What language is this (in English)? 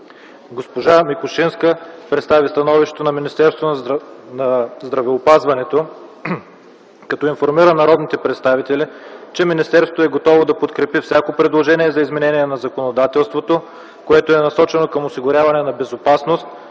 Bulgarian